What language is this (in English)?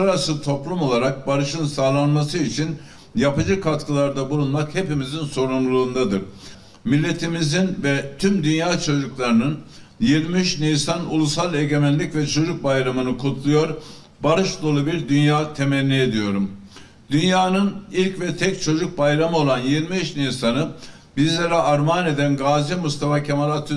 Turkish